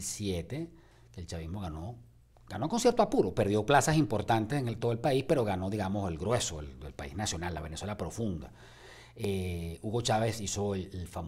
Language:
Spanish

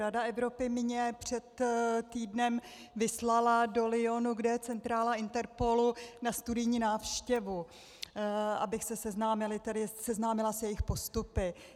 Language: Czech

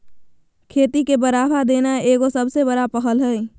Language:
Magahi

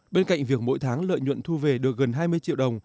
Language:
Vietnamese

